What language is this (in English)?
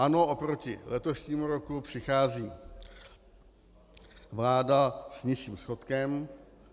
Czech